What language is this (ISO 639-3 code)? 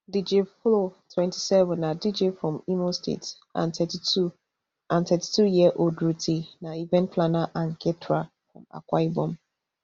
pcm